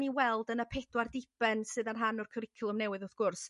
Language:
Welsh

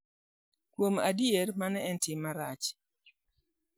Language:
Luo (Kenya and Tanzania)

